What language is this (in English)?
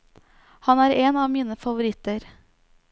Norwegian